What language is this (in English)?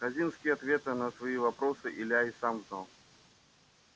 Russian